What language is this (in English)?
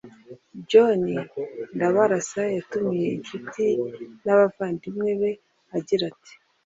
Kinyarwanda